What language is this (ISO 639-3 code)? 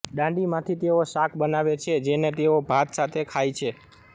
guj